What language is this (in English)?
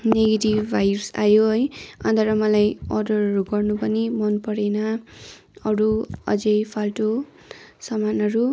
Nepali